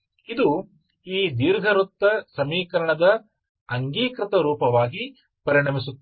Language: Kannada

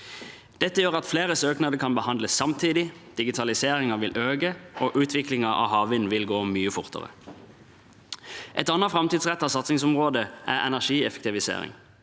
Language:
Norwegian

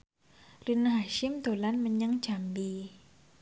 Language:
Javanese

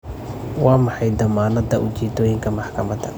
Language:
Somali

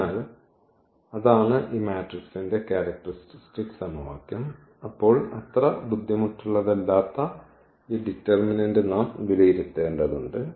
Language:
Malayalam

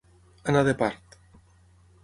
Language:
Catalan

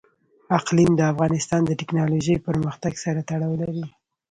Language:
Pashto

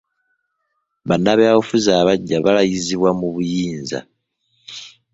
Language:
Ganda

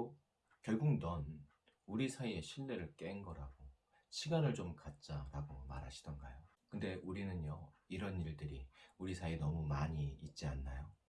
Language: Korean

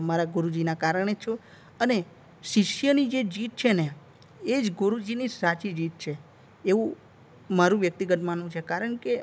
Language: Gujarati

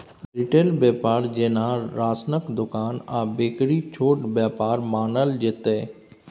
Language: Maithili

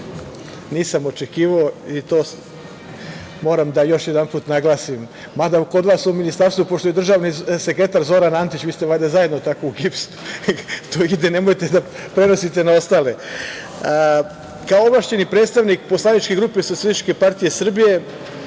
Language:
Serbian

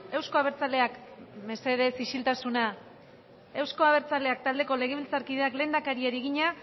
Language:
Basque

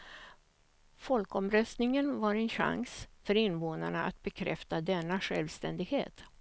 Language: Swedish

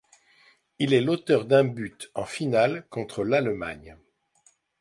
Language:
French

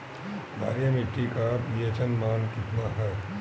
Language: Bhojpuri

